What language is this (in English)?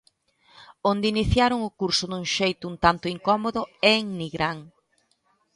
Galician